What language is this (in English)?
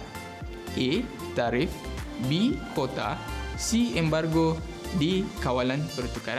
Malay